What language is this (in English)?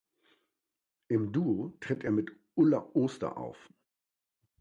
German